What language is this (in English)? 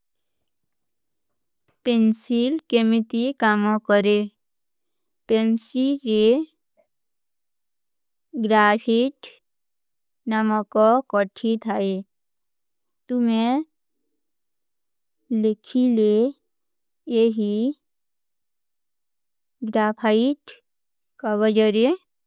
Kui (India)